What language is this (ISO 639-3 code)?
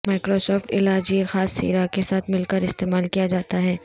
urd